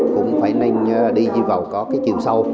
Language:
Vietnamese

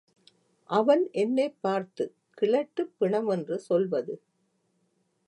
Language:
Tamil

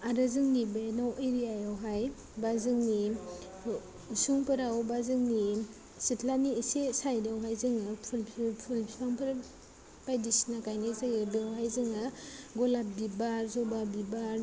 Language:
Bodo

